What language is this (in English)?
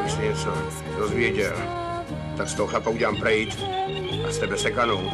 Czech